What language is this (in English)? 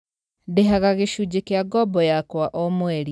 Kikuyu